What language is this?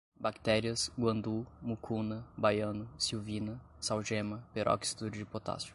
Portuguese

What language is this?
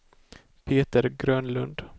Swedish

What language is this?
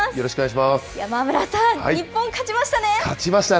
Japanese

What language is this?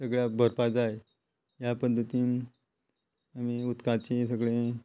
Konkani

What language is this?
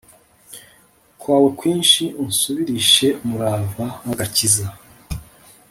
Kinyarwanda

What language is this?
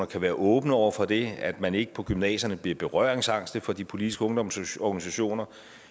Danish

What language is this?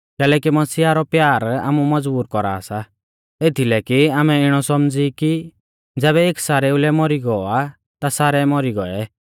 Mahasu Pahari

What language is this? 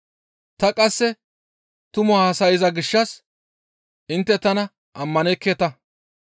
Gamo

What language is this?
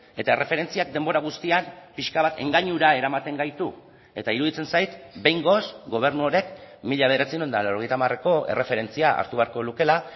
Basque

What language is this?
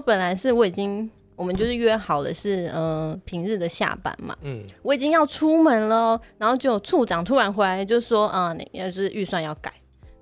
Chinese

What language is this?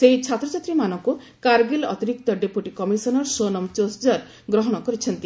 Odia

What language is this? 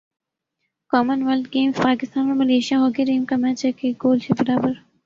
Urdu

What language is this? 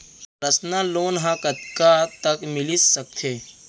Chhattisgarhi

